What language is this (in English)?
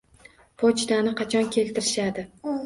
Uzbek